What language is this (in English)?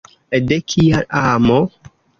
Esperanto